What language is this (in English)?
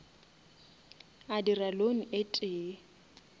Northern Sotho